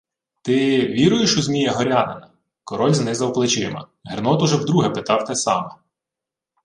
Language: Ukrainian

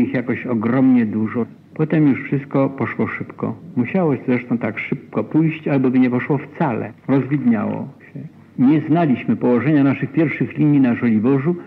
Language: Polish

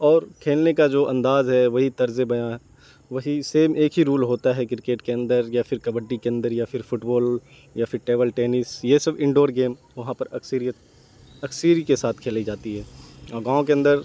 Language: Urdu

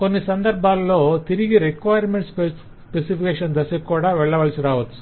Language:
Telugu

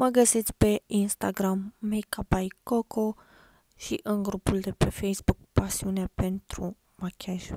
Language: Romanian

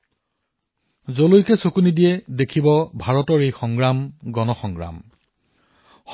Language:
Assamese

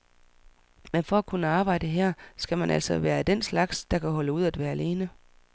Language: Danish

